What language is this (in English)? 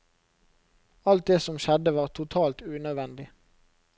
Norwegian